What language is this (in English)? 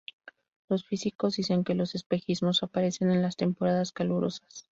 Spanish